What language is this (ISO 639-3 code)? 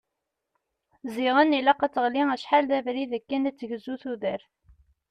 kab